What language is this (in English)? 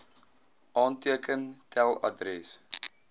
Afrikaans